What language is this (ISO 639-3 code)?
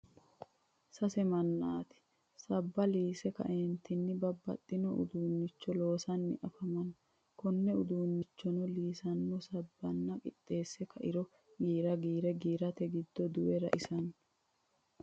sid